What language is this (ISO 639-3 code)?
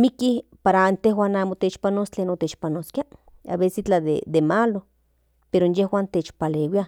nhn